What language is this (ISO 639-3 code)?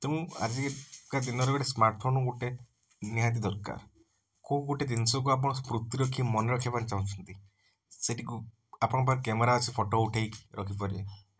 ori